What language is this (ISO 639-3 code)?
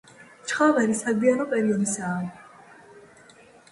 kat